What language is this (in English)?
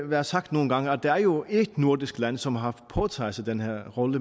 Danish